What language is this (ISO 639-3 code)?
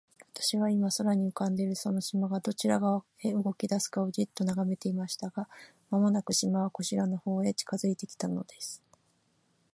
jpn